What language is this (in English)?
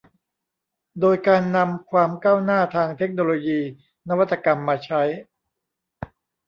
Thai